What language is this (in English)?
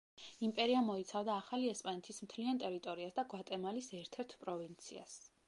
Georgian